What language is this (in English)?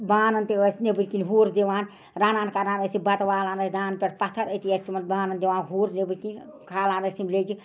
Kashmiri